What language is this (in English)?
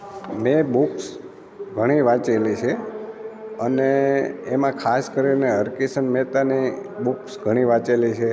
Gujarati